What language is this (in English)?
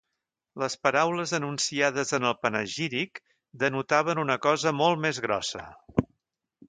Catalan